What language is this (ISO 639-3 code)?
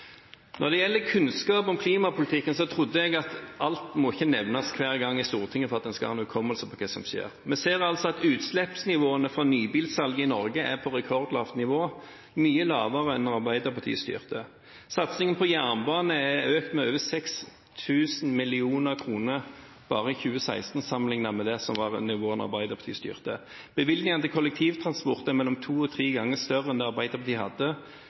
nob